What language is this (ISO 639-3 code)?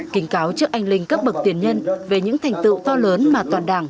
vie